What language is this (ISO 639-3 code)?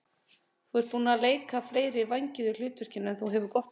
isl